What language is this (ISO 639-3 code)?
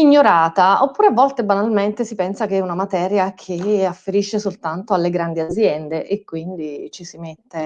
ita